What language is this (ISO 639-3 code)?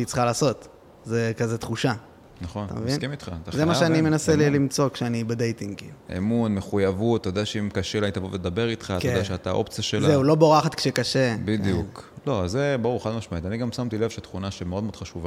heb